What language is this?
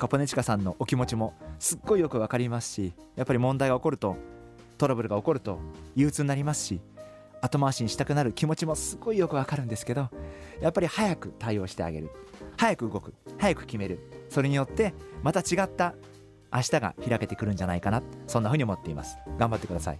Japanese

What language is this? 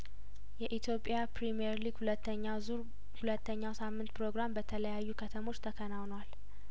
Amharic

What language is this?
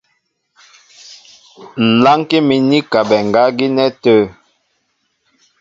Mbo (Cameroon)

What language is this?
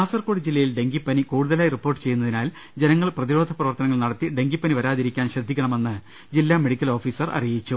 Malayalam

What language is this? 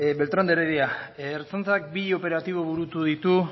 Basque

